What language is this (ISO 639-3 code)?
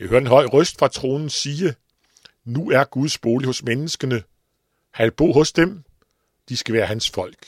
dan